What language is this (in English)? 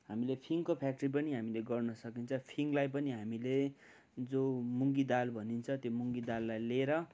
Nepali